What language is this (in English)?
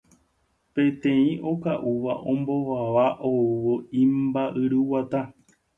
Guarani